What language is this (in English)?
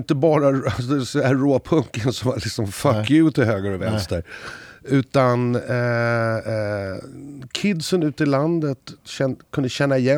Swedish